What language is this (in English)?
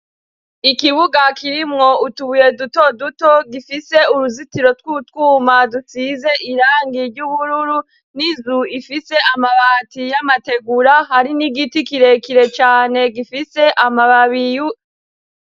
Rundi